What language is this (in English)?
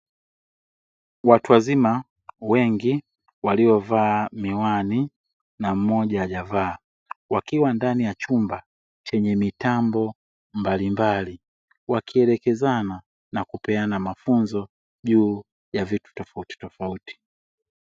Swahili